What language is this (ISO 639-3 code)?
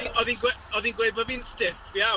cym